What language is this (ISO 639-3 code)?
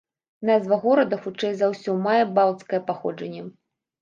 bel